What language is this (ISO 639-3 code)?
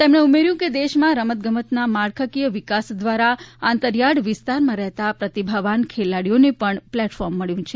guj